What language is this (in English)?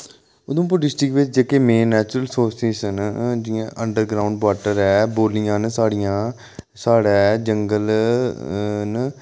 Dogri